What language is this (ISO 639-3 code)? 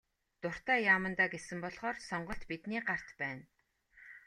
mon